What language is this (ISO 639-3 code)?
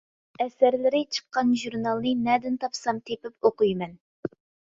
uig